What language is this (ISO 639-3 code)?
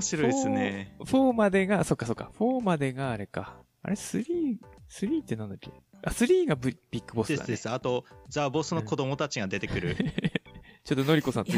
jpn